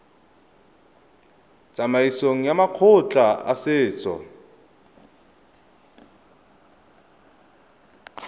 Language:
Tswana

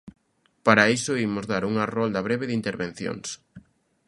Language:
Galician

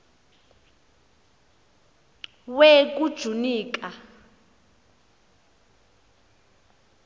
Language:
Xhosa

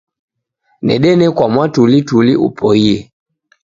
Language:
Taita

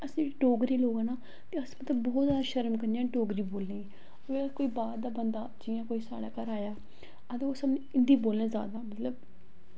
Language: Dogri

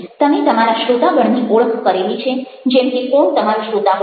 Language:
Gujarati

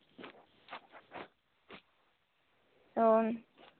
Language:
Santali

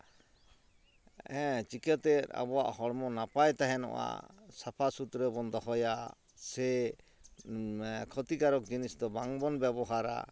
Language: Santali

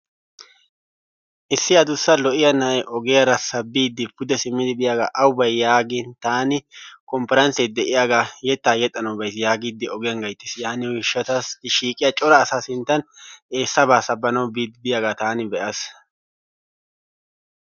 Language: Wolaytta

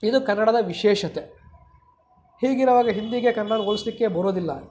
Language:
Kannada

